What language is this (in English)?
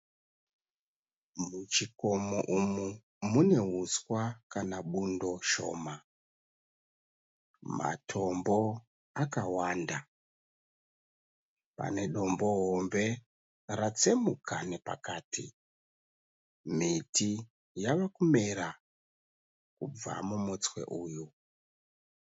Shona